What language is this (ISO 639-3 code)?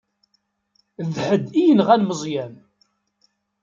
kab